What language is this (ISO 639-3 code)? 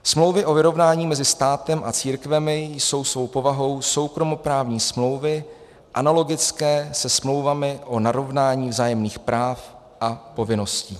ces